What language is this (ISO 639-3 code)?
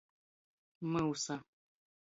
ltg